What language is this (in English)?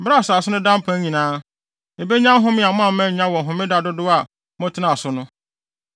Akan